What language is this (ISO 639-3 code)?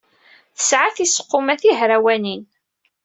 kab